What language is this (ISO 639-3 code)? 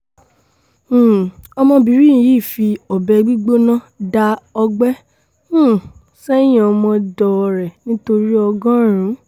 yor